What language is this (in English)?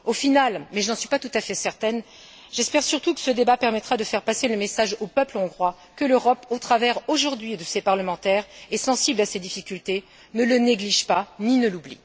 French